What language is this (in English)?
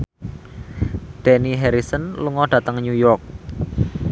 Javanese